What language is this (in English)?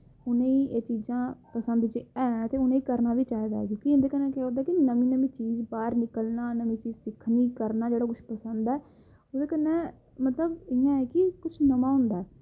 Dogri